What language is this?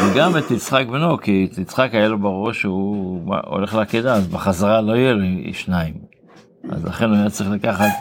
Hebrew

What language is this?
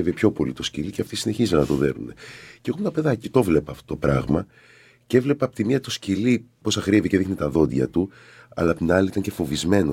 Greek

